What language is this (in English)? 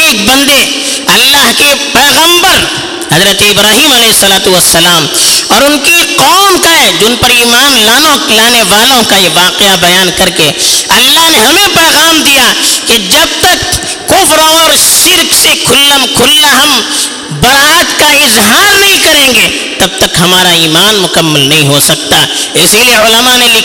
Urdu